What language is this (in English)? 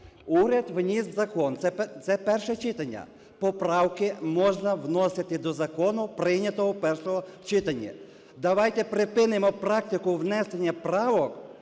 Ukrainian